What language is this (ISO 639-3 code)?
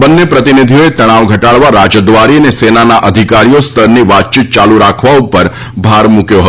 guj